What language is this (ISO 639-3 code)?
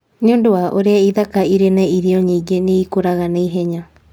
kik